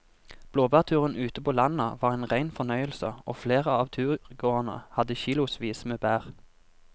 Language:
Norwegian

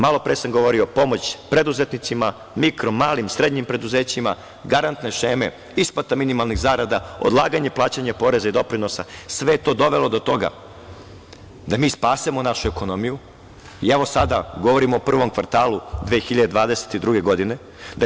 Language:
Serbian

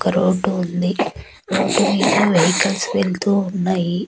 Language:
Telugu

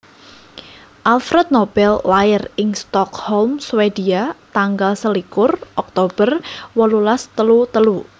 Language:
Javanese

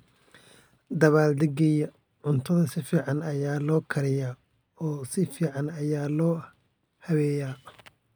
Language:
Somali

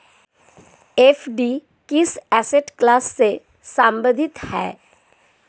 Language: Hindi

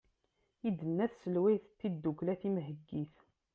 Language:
Kabyle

